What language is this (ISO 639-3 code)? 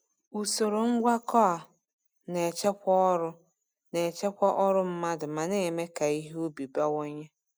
ibo